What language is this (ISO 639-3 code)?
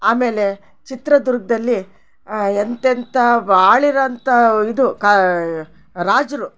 kan